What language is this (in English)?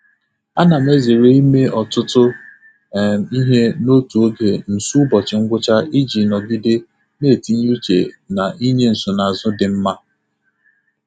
Igbo